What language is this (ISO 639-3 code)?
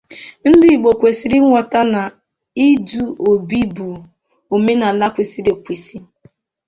ibo